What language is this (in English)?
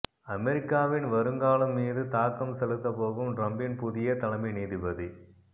Tamil